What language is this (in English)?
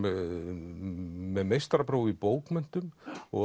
Icelandic